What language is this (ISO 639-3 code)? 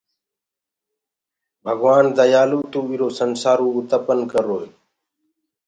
ggg